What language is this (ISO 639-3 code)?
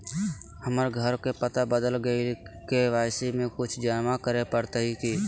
mag